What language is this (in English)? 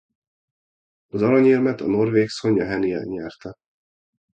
Hungarian